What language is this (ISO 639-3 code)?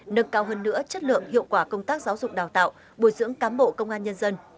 vie